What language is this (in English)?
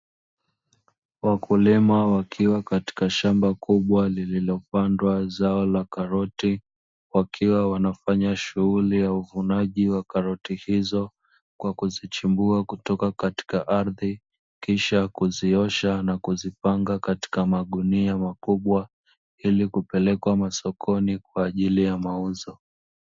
Swahili